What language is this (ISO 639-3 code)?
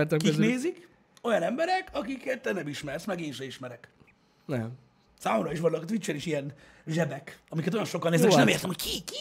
hun